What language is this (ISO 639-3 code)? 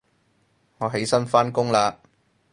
yue